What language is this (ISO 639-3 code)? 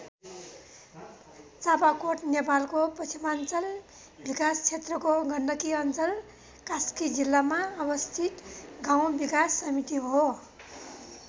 nep